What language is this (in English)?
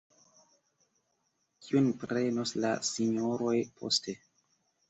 Esperanto